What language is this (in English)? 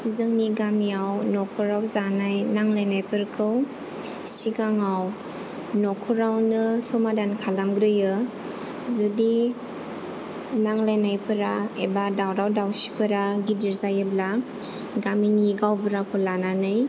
Bodo